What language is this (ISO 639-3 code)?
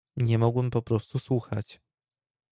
pol